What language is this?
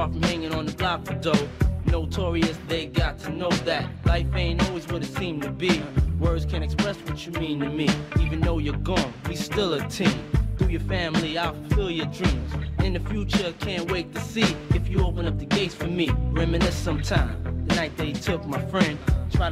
English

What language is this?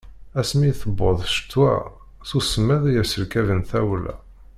Kabyle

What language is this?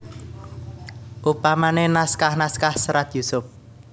Javanese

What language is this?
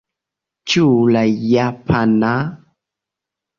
Esperanto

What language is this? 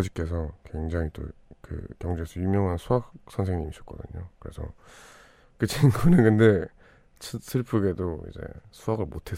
Korean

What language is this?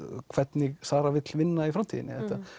Icelandic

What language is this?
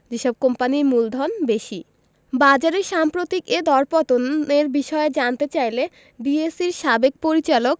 Bangla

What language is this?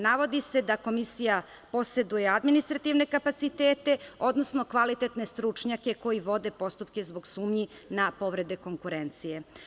Serbian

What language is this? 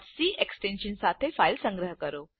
Gujarati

